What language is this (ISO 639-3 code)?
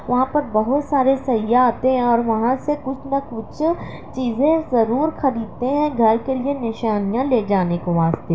urd